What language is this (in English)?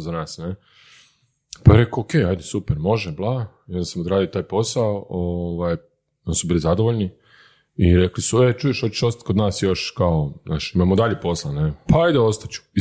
Croatian